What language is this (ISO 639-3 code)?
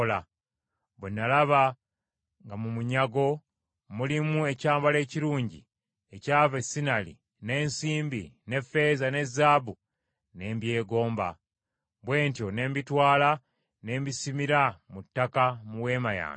lug